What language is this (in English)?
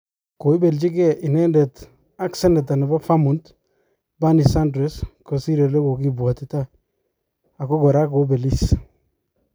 Kalenjin